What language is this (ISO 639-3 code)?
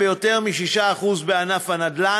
heb